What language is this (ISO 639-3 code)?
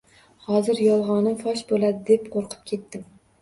uzb